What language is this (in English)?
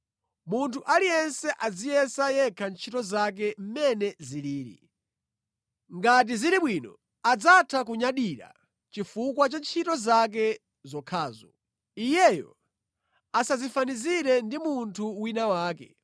Nyanja